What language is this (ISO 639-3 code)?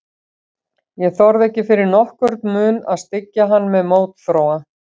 isl